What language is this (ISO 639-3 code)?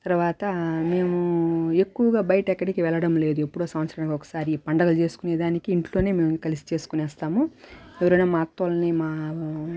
tel